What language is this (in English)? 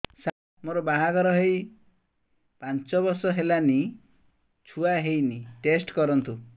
Odia